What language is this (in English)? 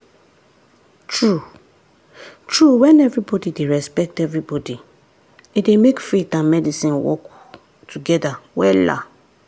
Nigerian Pidgin